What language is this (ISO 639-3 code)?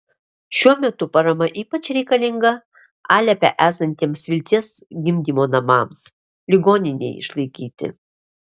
lit